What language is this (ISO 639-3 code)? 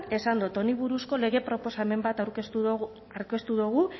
eus